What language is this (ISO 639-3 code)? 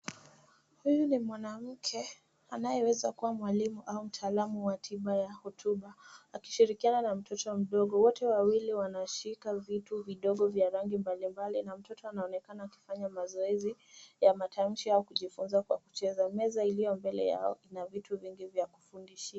swa